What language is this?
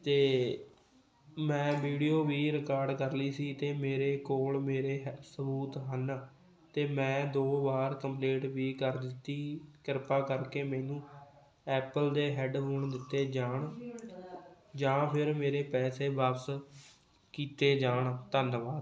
Punjabi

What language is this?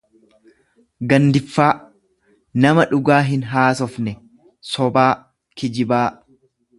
Oromo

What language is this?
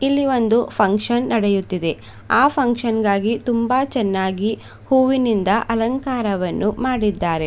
Kannada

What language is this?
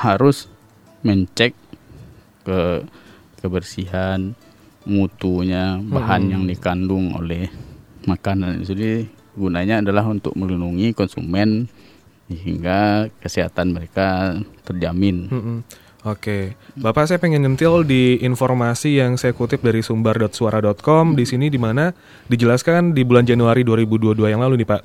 Indonesian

